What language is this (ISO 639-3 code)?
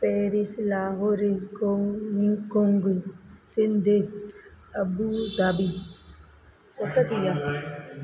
snd